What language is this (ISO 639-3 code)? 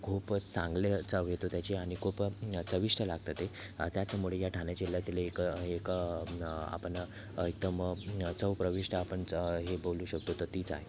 mar